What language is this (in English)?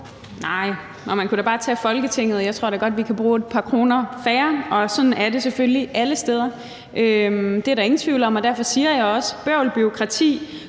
Danish